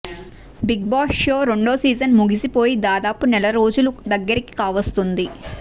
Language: Telugu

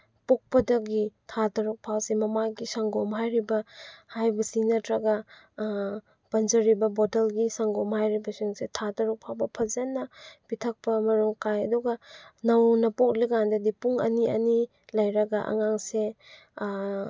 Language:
Manipuri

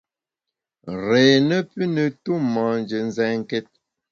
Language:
Bamun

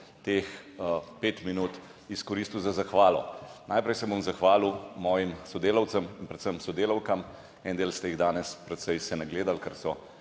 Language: Slovenian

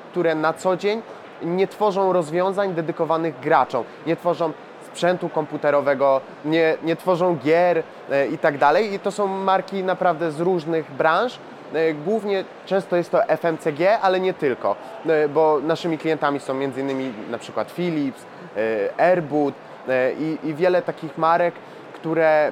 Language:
Polish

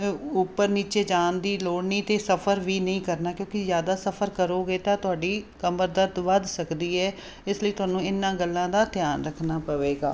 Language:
Punjabi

